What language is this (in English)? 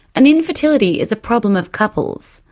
English